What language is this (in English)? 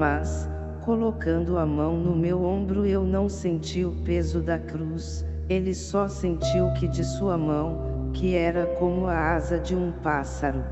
Portuguese